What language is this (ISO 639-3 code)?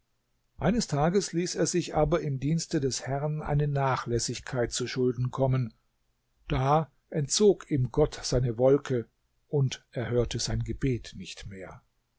deu